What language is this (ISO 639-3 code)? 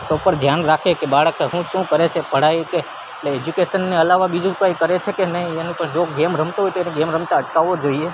guj